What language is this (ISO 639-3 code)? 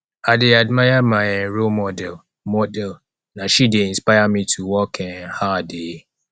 pcm